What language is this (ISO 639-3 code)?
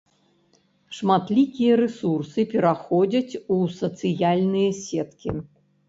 bel